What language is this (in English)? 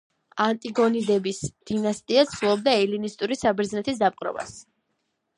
Georgian